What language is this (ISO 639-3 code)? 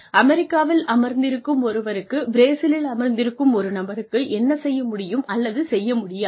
tam